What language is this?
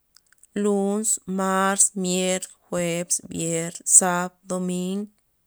Loxicha Zapotec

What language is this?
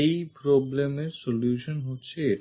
Bangla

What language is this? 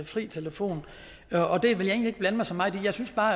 Danish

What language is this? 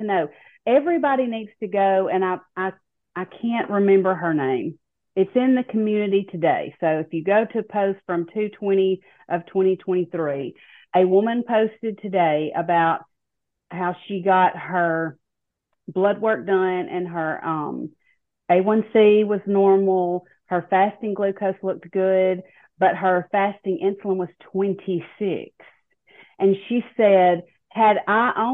English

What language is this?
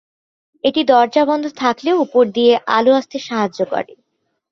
Bangla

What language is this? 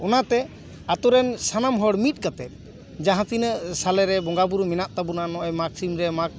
Santali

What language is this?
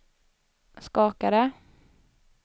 Swedish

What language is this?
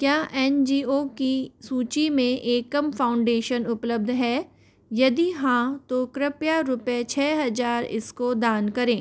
Hindi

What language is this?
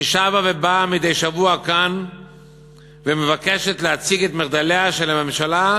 Hebrew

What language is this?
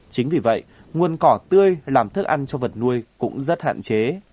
Vietnamese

